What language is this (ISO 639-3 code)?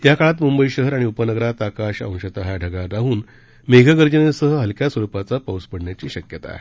mar